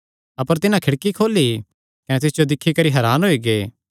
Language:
Kangri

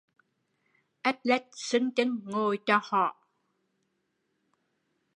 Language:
Vietnamese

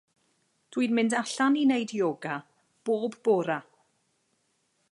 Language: Welsh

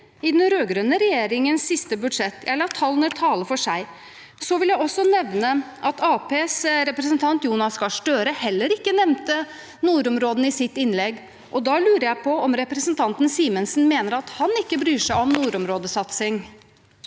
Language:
Norwegian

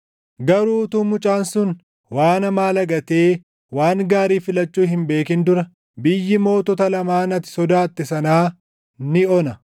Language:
Oromo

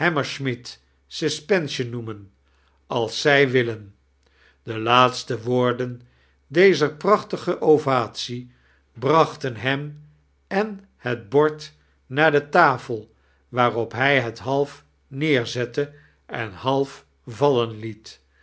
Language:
Dutch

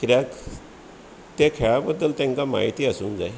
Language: Konkani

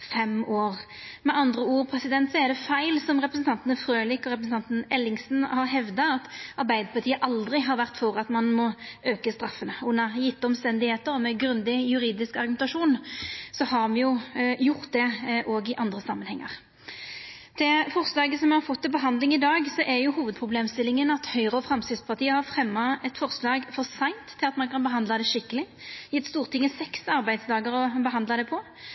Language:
Norwegian Nynorsk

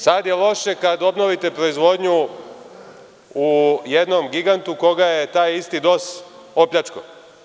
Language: Serbian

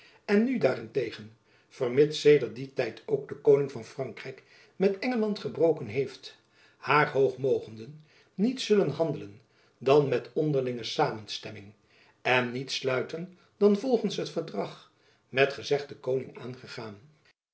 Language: Dutch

